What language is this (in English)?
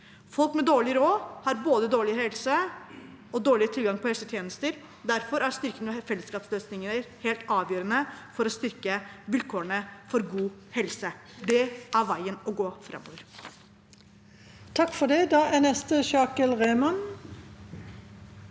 Norwegian